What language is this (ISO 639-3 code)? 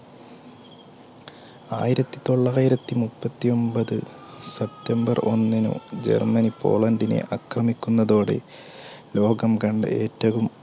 mal